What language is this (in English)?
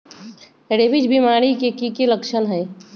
Magahi